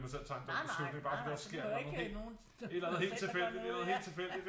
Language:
Danish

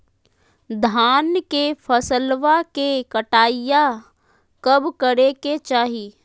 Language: Magahi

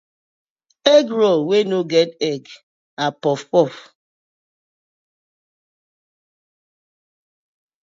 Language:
Nigerian Pidgin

